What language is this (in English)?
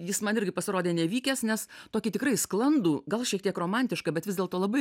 Lithuanian